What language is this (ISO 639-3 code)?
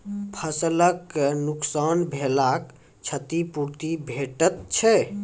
mai